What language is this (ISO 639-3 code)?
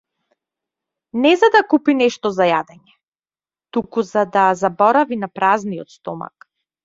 mkd